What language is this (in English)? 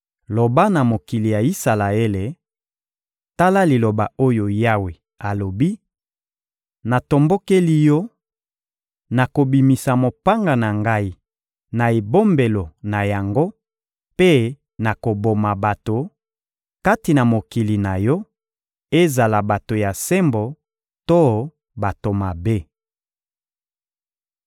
Lingala